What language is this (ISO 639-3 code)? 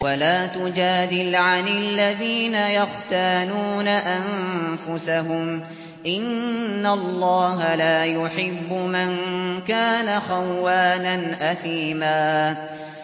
ara